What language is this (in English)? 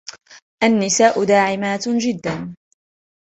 Arabic